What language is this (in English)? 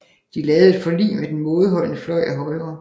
Danish